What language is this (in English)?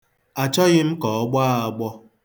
Igbo